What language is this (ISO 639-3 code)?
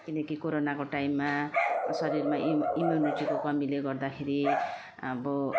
nep